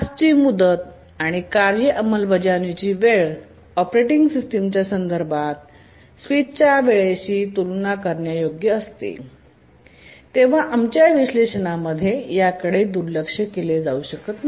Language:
Marathi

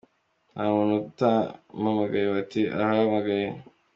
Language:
Kinyarwanda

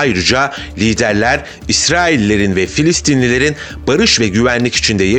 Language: Turkish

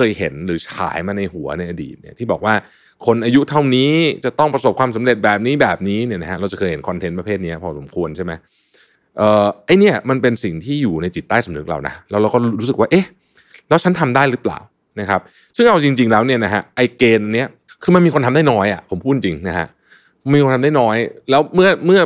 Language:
Thai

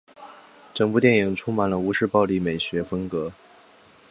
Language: Chinese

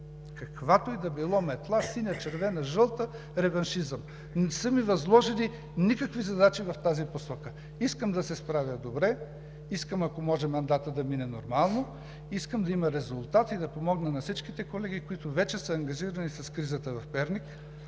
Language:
Bulgarian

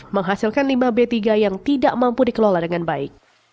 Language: Indonesian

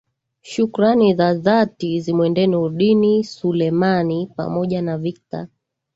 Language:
Swahili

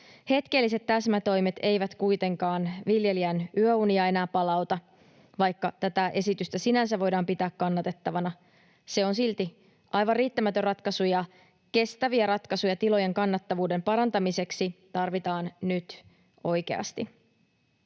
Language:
Finnish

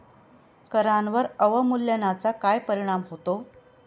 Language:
Marathi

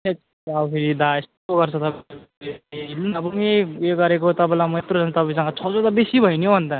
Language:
Nepali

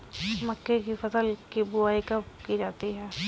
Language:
Hindi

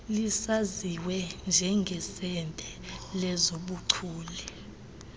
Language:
Xhosa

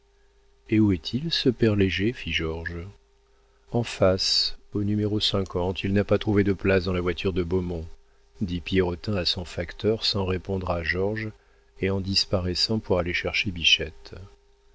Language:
French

